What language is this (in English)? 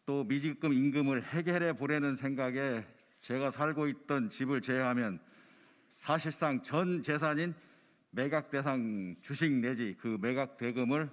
Korean